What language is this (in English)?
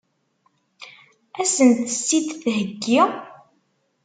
Kabyle